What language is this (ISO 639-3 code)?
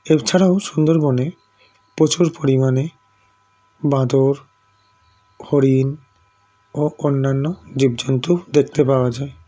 ben